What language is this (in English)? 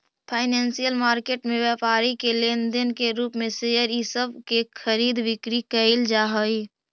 Magahi